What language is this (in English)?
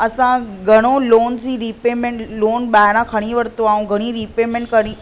Sindhi